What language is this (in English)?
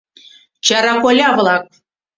Mari